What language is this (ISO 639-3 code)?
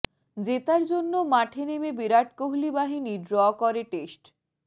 ben